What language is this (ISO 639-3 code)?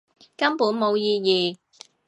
yue